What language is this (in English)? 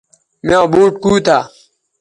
Bateri